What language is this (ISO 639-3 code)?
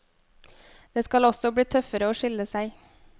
nor